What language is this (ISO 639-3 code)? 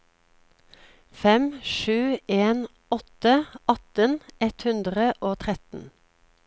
nor